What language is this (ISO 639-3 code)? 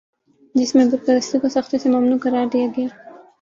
urd